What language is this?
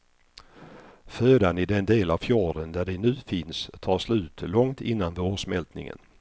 Swedish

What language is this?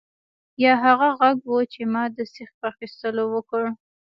Pashto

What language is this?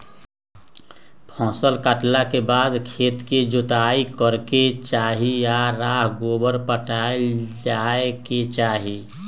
Magahi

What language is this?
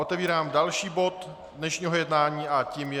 Czech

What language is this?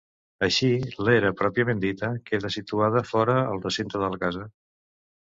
Catalan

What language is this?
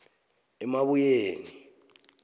South Ndebele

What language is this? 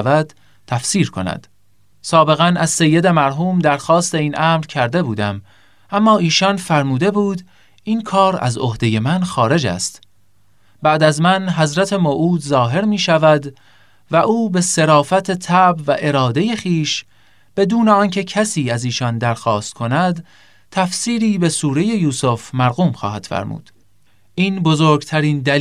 Persian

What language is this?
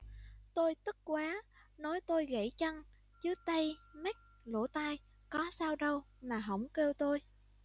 Vietnamese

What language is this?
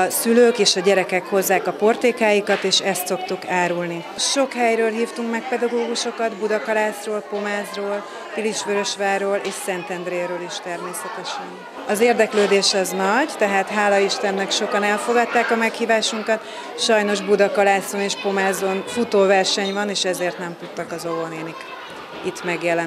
Hungarian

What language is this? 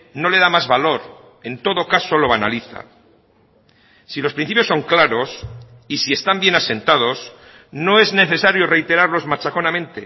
Spanish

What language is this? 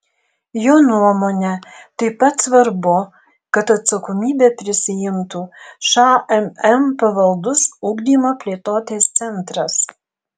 Lithuanian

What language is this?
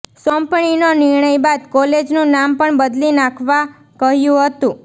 Gujarati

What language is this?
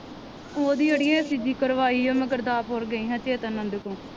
Punjabi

